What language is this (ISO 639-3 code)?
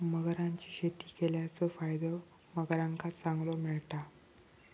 mar